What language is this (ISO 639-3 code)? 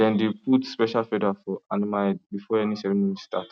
pcm